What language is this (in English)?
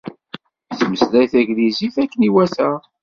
Kabyle